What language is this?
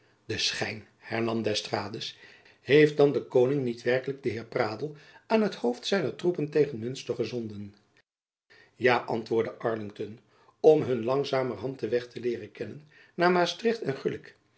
Dutch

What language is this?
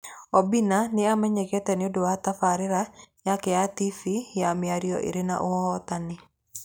Kikuyu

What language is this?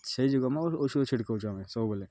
Odia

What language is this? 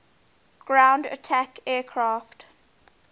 English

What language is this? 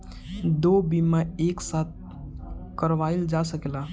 Bhojpuri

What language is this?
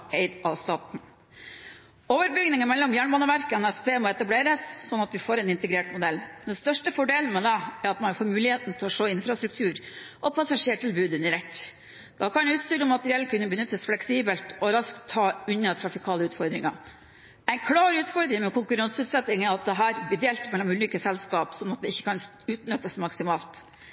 Norwegian Bokmål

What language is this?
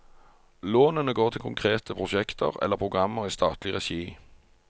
Norwegian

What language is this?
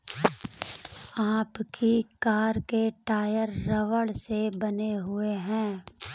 Hindi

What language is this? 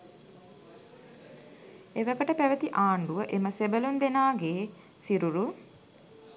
Sinhala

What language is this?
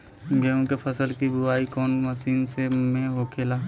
Bhojpuri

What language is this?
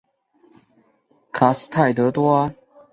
Chinese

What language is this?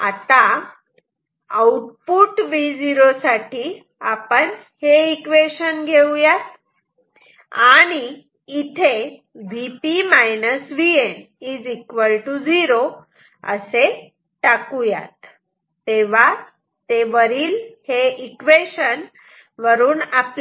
Marathi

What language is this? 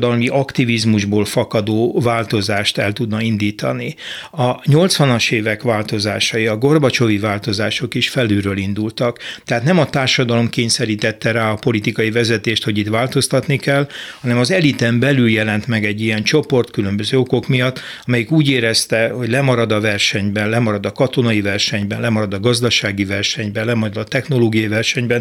Hungarian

